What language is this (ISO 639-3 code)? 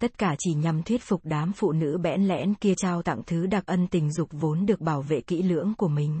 vie